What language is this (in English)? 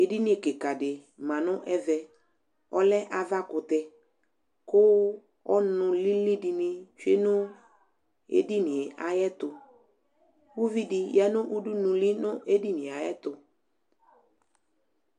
Ikposo